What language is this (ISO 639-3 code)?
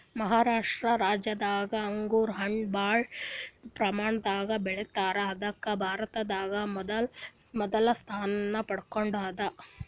kan